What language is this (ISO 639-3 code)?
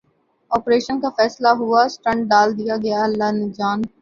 urd